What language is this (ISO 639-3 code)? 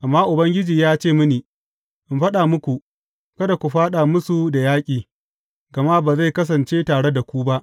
hau